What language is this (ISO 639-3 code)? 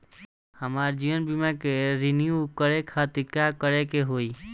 bho